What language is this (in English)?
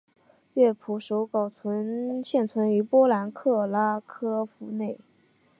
Chinese